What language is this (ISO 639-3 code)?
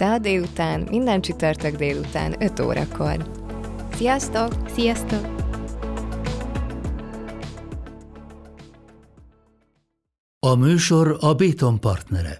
hun